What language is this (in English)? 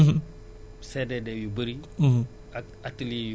Wolof